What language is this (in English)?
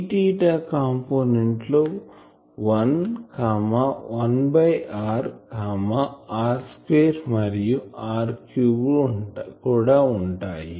Telugu